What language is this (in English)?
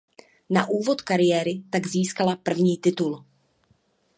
Czech